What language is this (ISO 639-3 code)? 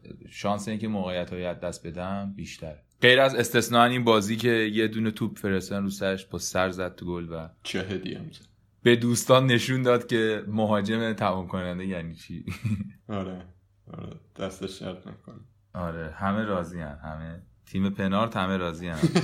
fas